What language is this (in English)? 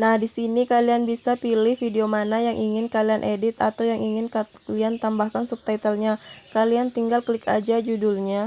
Indonesian